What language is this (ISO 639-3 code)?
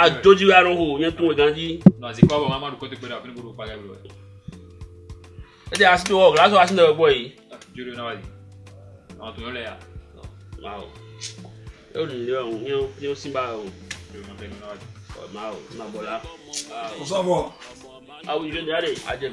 fra